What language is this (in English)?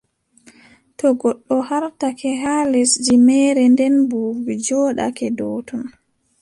Adamawa Fulfulde